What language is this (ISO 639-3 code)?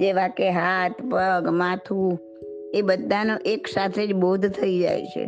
guj